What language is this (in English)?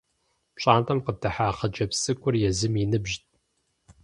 Kabardian